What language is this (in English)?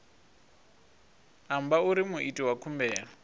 Venda